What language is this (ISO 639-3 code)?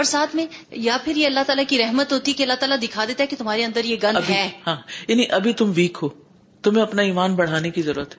urd